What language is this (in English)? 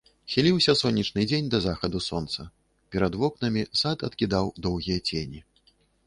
Belarusian